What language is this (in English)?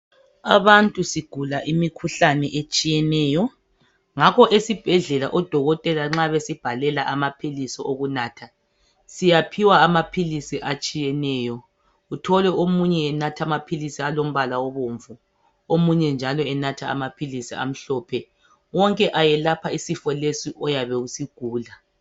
North Ndebele